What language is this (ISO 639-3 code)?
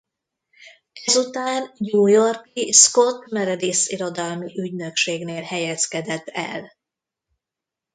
hun